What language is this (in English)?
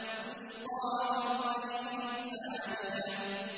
Arabic